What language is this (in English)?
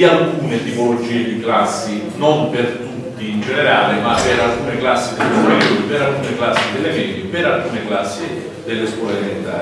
Italian